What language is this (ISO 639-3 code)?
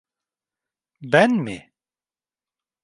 tur